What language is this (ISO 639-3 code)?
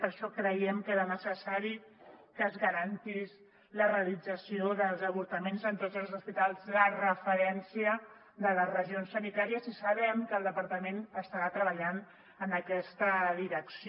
cat